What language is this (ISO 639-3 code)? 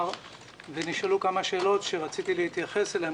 heb